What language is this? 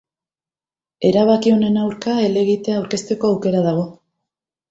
Basque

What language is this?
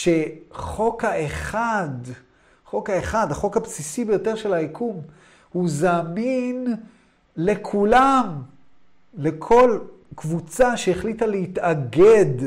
Hebrew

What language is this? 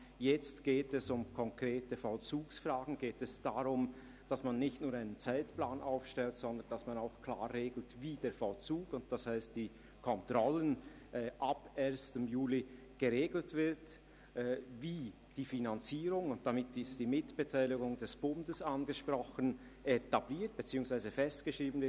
Swiss German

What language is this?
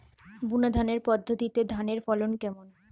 Bangla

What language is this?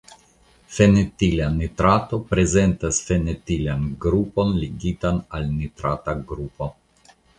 Esperanto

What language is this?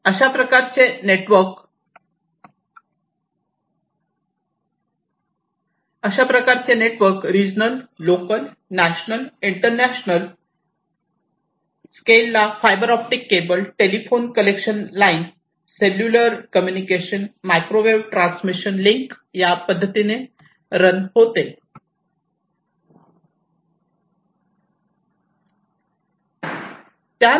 Marathi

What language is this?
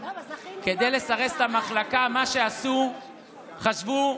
Hebrew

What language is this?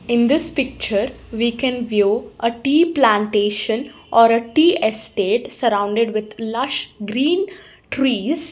English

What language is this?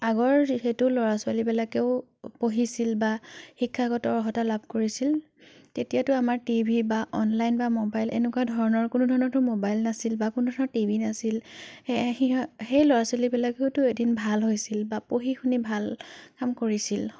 Assamese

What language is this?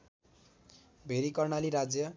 Nepali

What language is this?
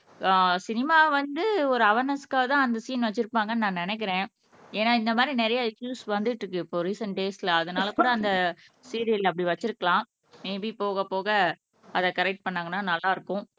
Tamil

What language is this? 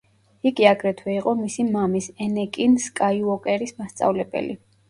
Georgian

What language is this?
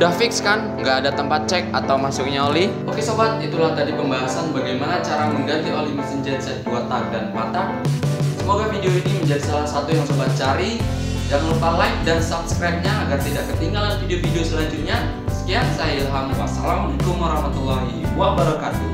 Indonesian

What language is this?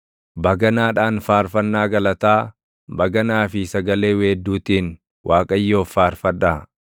Oromo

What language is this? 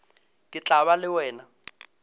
Northern Sotho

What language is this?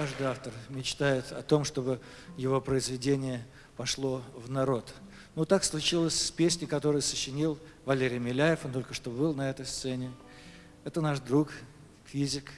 Russian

